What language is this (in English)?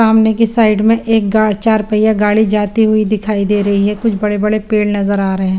Hindi